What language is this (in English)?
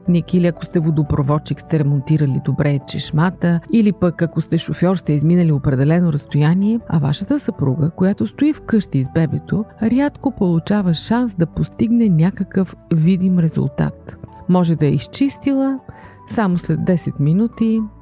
Bulgarian